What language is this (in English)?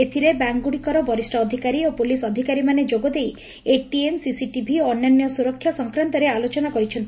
Odia